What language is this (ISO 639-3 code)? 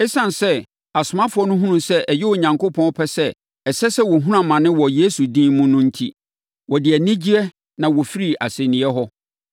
aka